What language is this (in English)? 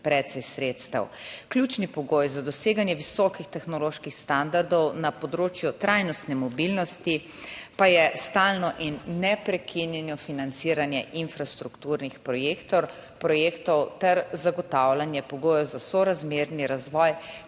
Slovenian